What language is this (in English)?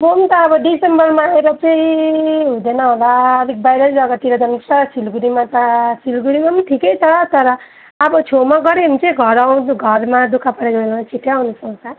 Nepali